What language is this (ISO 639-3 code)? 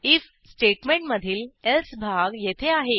mar